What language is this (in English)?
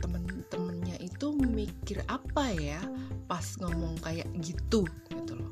Indonesian